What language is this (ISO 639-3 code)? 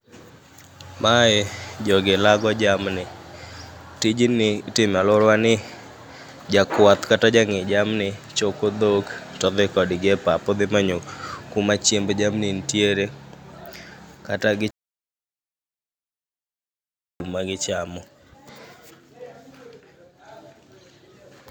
luo